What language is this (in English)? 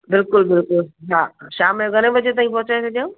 Sindhi